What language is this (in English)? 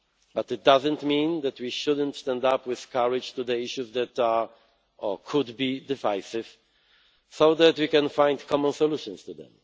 English